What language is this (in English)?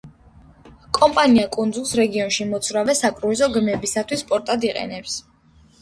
Georgian